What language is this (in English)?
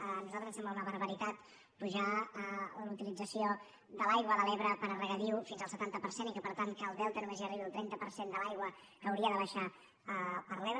Catalan